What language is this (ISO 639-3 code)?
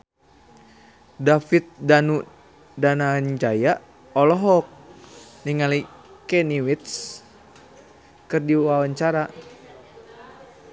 sun